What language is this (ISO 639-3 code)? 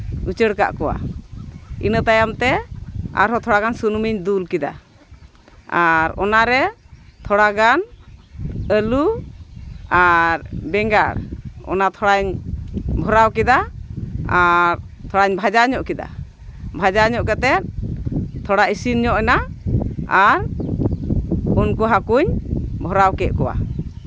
sat